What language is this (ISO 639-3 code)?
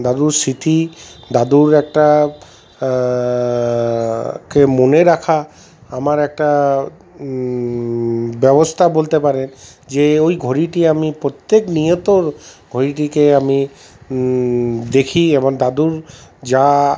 ben